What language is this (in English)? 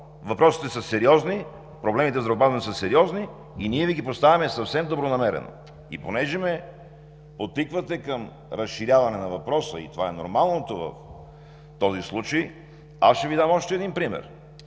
Bulgarian